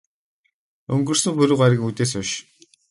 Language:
Mongolian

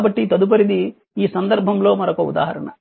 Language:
Telugu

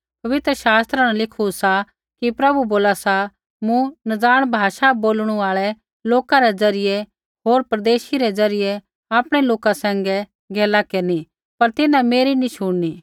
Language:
Kullu Pahari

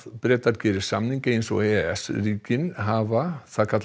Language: Icelandic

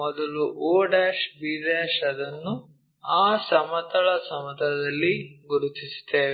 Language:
Kannada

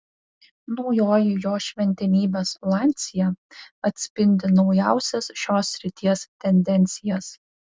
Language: Lithuanian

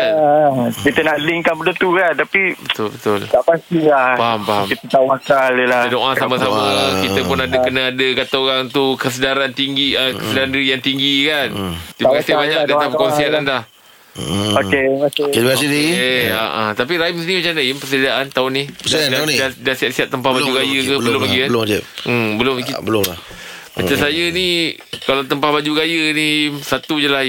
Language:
Malay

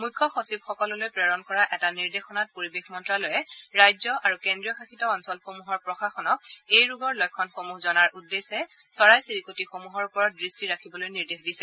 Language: Assamese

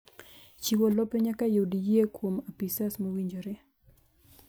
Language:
Luo (Kenya and Tanzania)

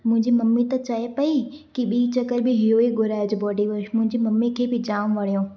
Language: Sindhi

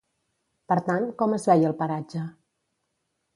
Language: Catalan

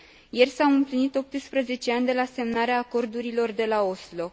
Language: Romanian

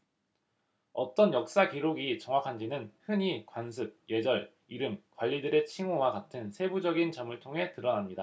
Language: Korean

